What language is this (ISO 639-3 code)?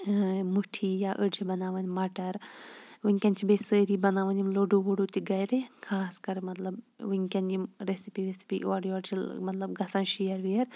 kas